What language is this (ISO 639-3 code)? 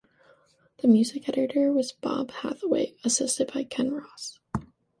eng